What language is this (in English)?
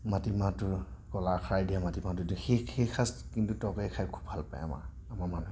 Assamese